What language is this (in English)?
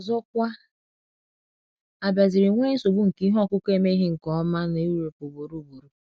Igbo